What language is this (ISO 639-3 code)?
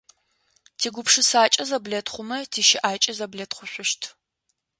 ady